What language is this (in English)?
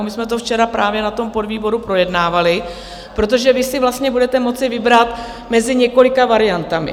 Czech